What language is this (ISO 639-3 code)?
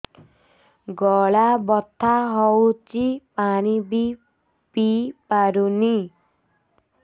ori